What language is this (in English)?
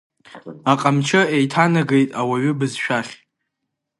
Abkhazian